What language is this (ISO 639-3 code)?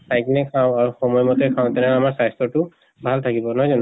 asm